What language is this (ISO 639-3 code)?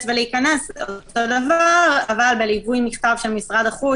heb